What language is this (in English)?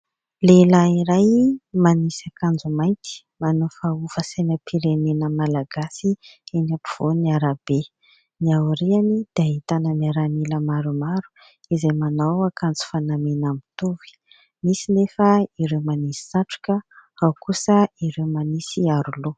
Malagasy